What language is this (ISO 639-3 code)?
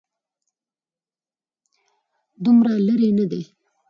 pus